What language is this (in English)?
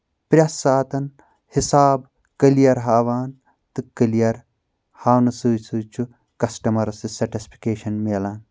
Kashmiri